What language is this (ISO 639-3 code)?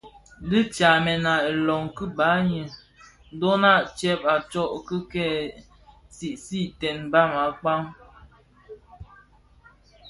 ksf